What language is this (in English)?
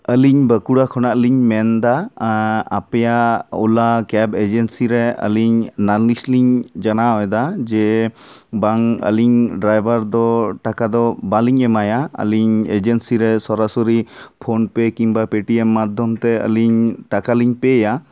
Santali